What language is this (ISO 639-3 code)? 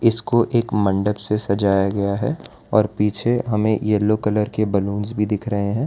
hin